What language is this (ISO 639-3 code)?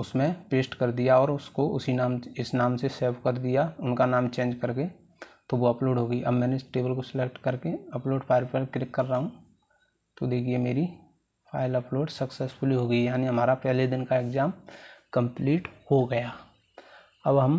hin